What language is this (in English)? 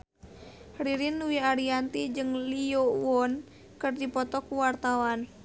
Sundanese